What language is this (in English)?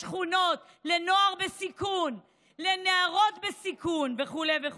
Hebrew